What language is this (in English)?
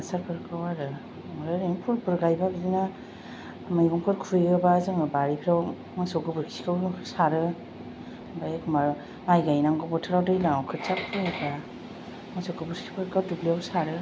Bodo